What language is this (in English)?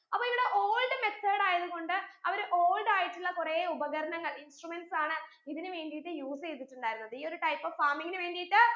Malayalam